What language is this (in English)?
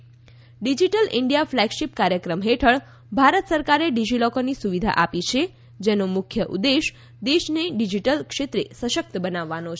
Gujarati